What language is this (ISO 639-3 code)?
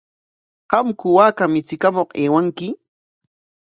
qwa